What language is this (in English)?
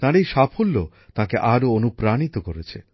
Bangla